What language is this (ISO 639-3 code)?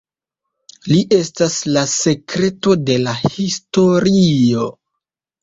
epo